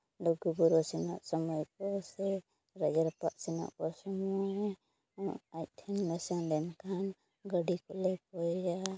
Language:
Santali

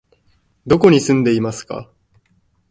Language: Japanese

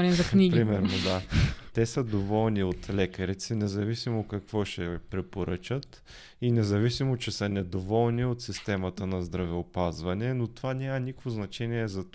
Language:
Bulgarian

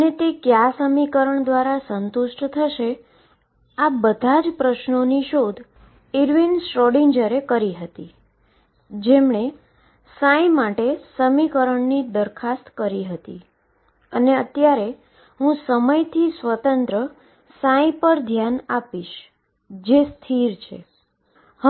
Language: Gujarati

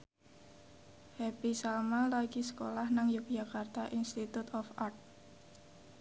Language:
Javanese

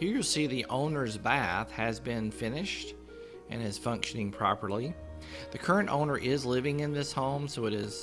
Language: English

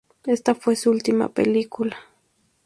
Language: Spanish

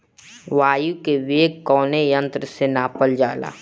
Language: Bhojpuri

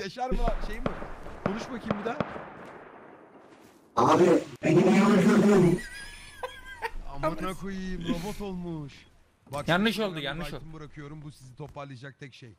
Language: Turkish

